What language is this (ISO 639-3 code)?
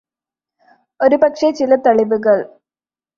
mal